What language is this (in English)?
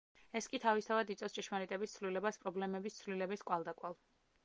Georgian